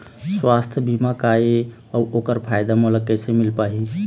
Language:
Chhattisgarhi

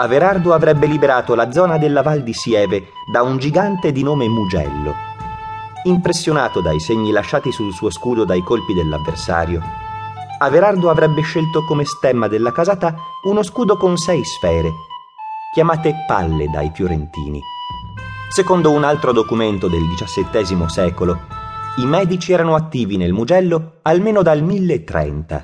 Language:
Italian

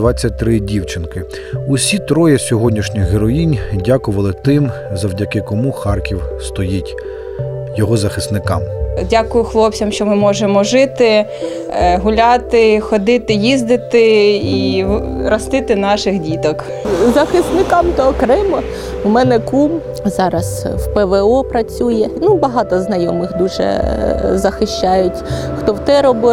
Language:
Ukrainian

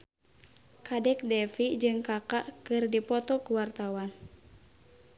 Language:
Sundanese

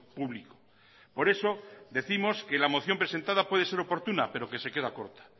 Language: Spanish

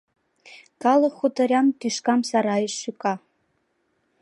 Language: Mari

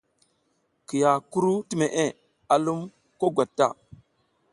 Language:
South Giziga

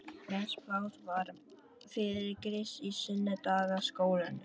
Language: Icelandic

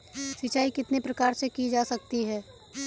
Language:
Hindi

